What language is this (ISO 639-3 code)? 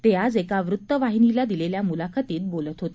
mar